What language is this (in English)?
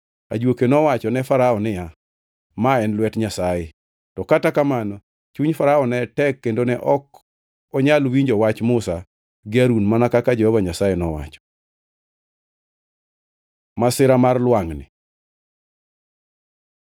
Luo (Kenya and Tanzania)